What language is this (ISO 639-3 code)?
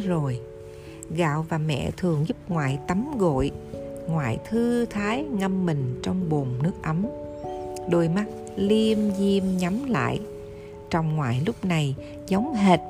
vie